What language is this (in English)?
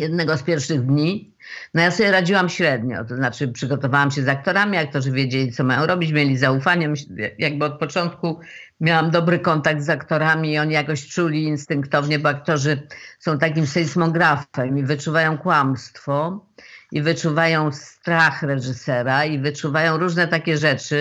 Polish